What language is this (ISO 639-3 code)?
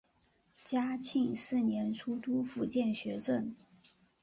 zho